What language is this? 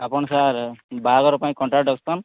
Odia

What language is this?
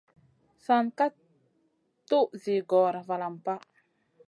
Masana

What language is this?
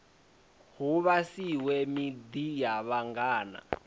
Venda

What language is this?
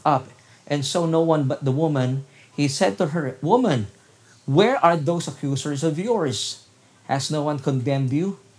Filipino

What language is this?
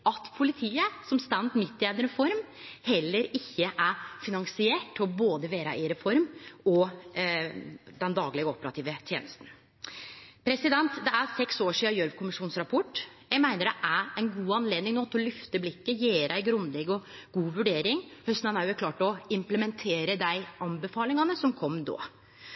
Norwegian Nynorsk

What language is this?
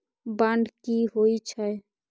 Maithili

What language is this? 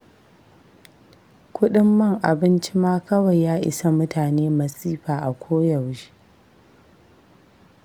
Hausa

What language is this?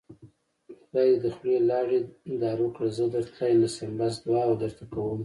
Pashto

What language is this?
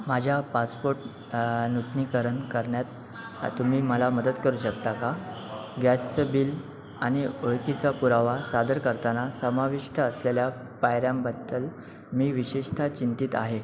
Marathi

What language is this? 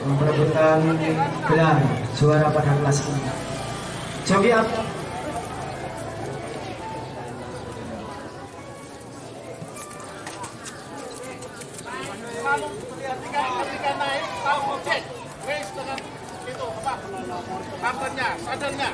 Indonesian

